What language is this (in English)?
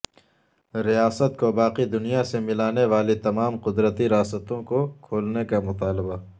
Urdu